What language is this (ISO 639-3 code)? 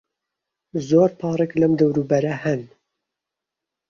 ckb